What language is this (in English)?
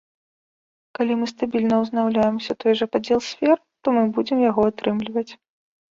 Belarusian